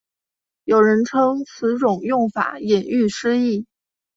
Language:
Chinese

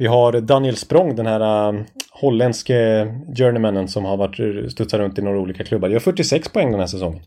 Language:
Swedish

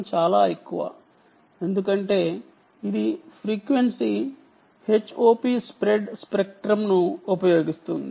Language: Telugu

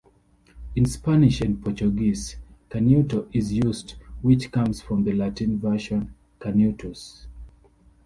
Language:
English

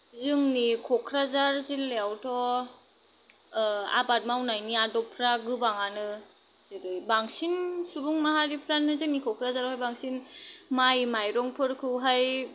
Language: Bodo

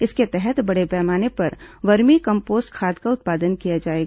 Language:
Hindi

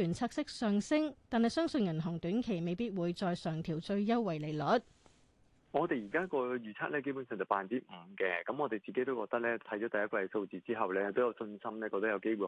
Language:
Chinese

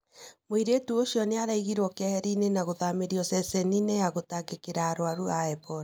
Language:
Kikuyu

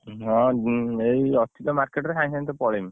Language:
Odia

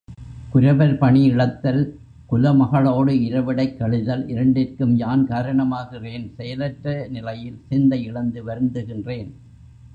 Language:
Tamil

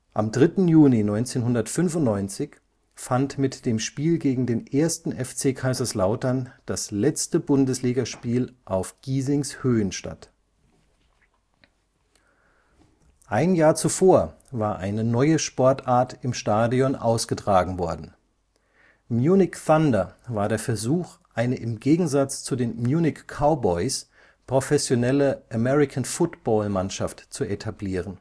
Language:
German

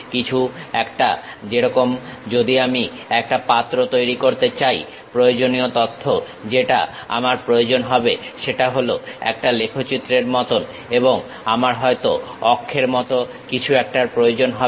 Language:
Bangla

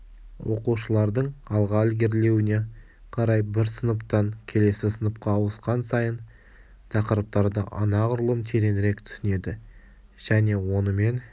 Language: Kazakh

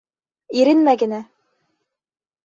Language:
Bashkir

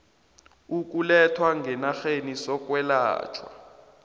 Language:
South Ndebele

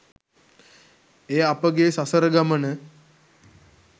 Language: Sinhala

